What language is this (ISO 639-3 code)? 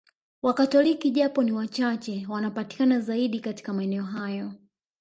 swa